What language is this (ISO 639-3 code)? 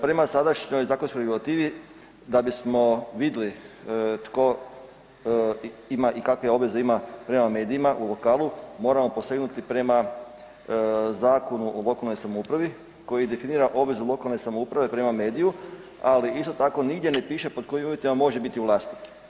hrv